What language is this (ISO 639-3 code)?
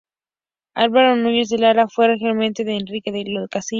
spa